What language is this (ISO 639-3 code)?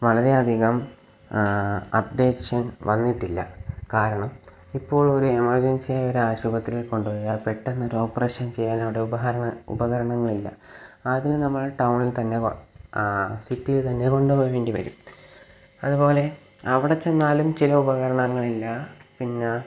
mal